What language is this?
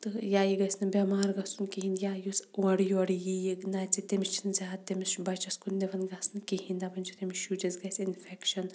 Kashmiri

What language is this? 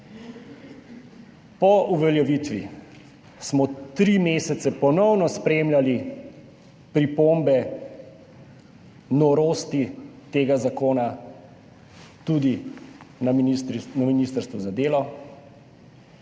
Slovenian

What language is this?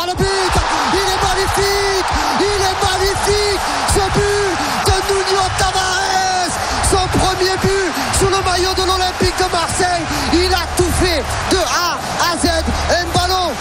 French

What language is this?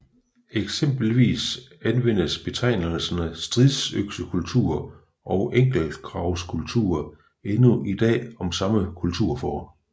Danish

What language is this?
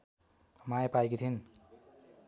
Nepali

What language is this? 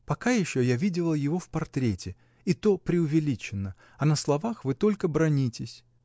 Russian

